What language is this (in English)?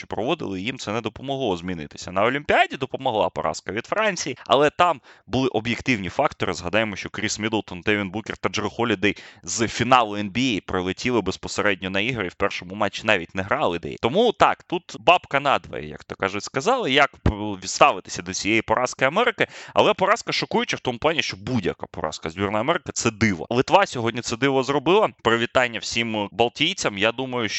Ukrainian